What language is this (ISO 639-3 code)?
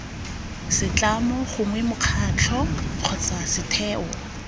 tsn